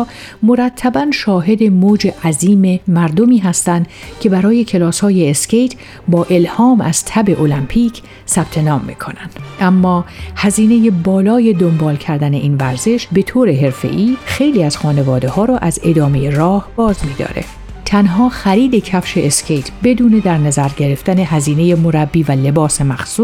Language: Persian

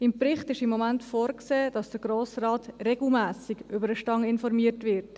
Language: Swiss German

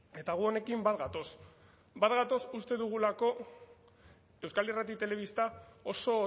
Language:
Basque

